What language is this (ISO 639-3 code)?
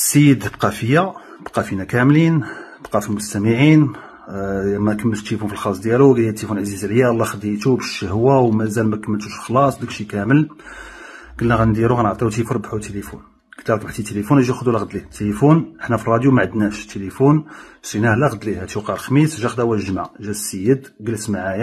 ara